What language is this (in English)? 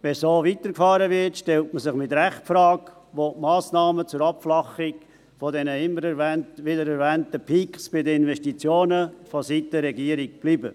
Swiss German